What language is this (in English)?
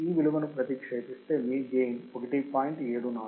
Telugu